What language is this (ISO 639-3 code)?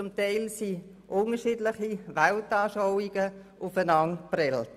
gsw